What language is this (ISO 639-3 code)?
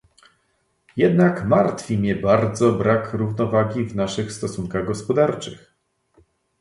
pol